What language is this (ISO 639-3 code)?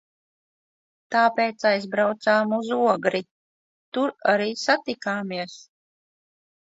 lav